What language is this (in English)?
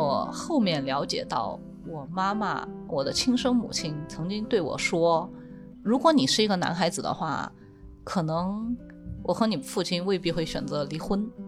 Chinese